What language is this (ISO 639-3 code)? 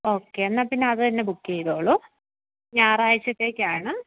mal